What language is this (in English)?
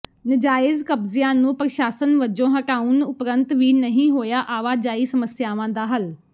Punjabi